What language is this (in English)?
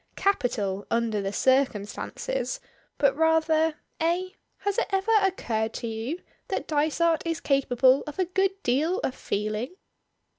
English